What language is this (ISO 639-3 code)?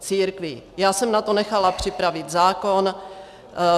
ces